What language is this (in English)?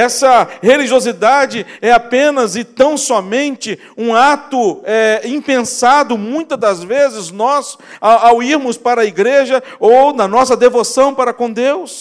Portuguese